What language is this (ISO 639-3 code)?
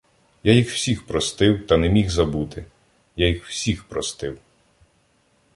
ukr